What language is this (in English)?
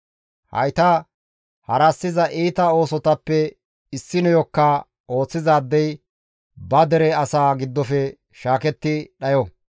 Gamo